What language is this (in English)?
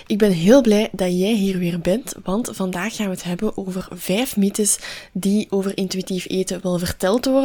Dutch